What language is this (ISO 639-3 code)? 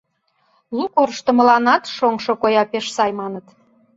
chm